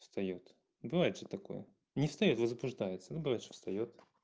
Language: Russian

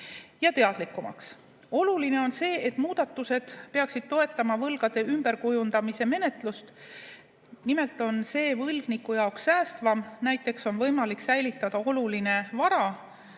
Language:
Estonian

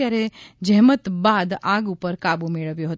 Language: Gujarati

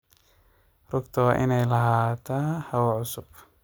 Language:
Somali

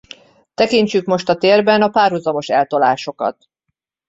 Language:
Hungarian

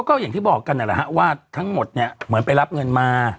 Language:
Thai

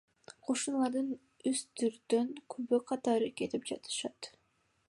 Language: Kyrgyz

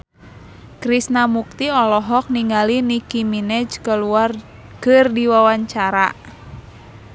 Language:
Sundanese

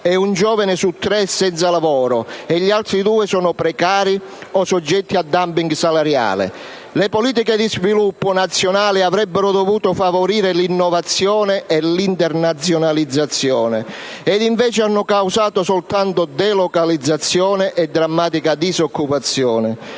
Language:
Italian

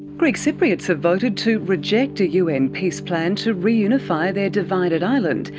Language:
English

